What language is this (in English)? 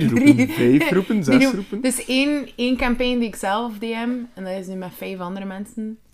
Dutch